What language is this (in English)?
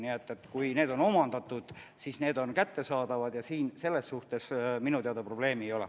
Estonian